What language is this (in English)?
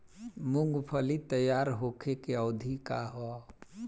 Bhojpuri